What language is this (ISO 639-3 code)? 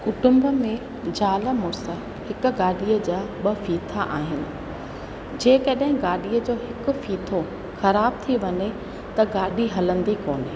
snd